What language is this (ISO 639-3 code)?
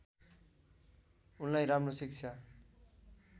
nep